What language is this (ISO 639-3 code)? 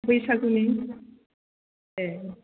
brx